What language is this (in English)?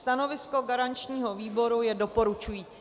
Czech